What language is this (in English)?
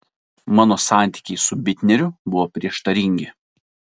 Lithuanian